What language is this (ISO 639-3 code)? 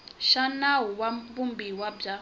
tso